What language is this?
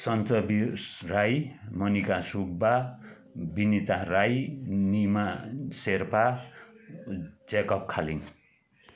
Nepali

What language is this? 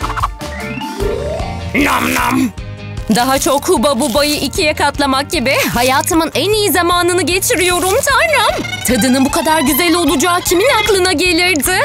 Turkish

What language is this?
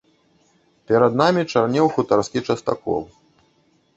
Belarusian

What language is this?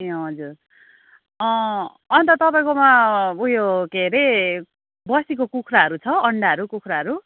Nepali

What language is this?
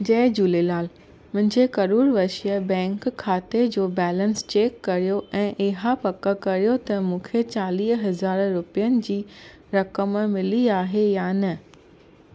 Sindhi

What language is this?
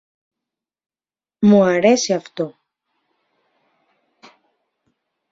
Greek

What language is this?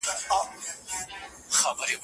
Pashto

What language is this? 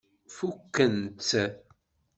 Kabyle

